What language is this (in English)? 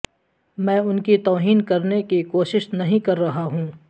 Urdu